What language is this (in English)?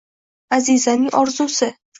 Uzbek